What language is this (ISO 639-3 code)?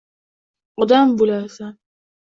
uzb